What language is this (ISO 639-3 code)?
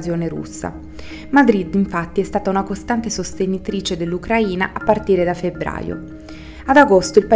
ita